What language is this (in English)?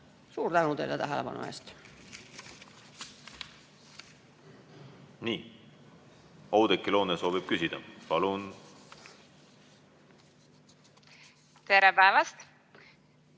Estonian